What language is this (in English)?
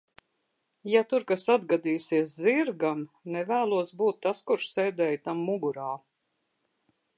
Latvian